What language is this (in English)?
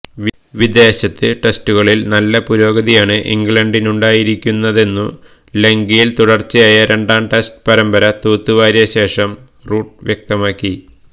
Malayalam